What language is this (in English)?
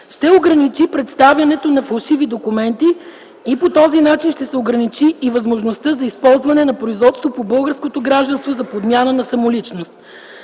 Bulgarian